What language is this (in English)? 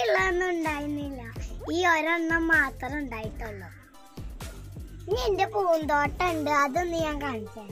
Turkish